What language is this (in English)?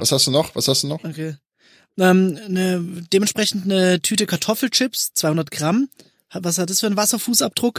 German